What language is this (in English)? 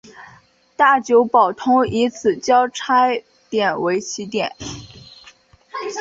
Chinese